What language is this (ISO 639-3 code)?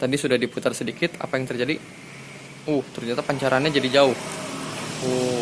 ind